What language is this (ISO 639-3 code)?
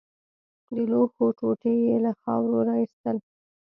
pus